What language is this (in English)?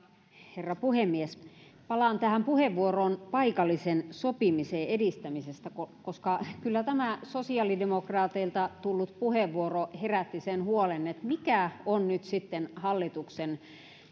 Finnish